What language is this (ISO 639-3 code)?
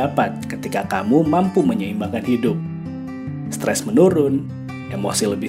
ind